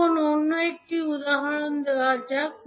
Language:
Bangla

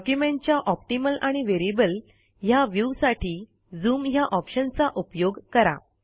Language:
Marathi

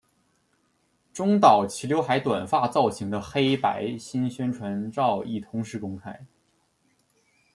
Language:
Chinese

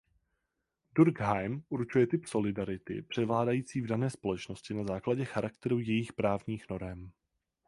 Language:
Czech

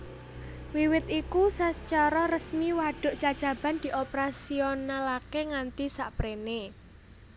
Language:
Javanese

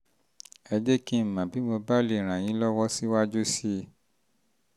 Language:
Yoruba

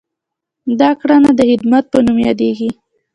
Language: Pashto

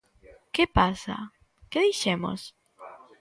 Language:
Galician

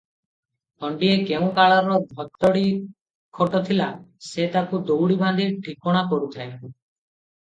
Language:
Odia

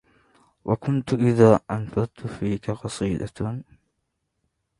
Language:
Arabic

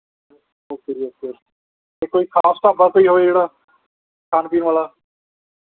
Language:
Punjabi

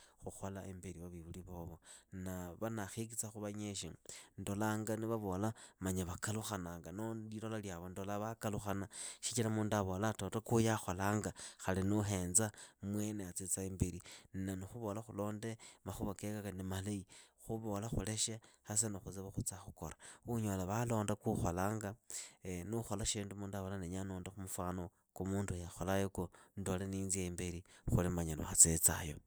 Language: Idakho-Isukha-Tiriki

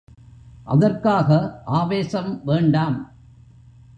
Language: Tamil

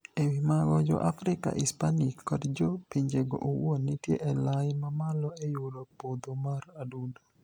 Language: Luo (Kenya and Tanzania)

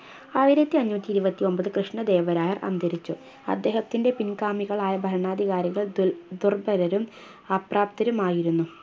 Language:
Malayalam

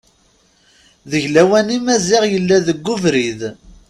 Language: Kabyle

